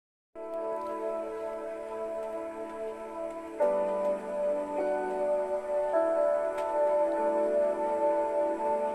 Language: Indonesian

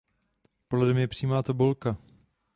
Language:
Czech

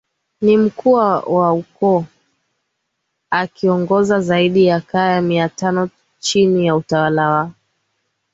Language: Swahili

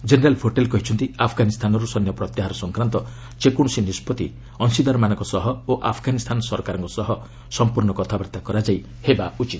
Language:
Odia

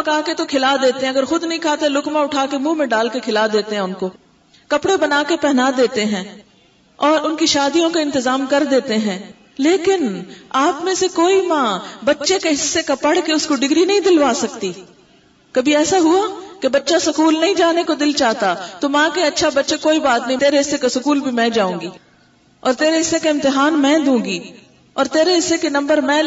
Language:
Urdu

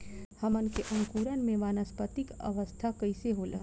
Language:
Bhojpuri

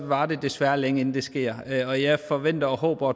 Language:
Danish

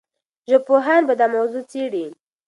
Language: Pashto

